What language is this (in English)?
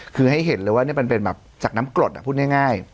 Thai